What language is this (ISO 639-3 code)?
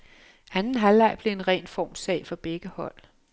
dan